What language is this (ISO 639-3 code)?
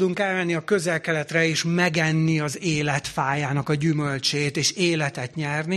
hun